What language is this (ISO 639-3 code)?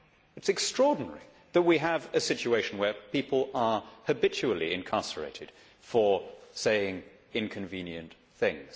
eng